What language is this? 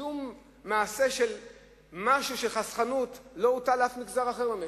Hebrew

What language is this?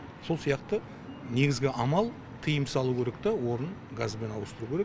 Kazakh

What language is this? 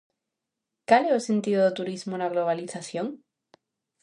Galician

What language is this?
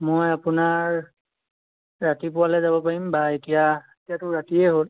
Assamese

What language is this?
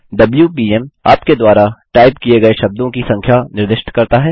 Hindi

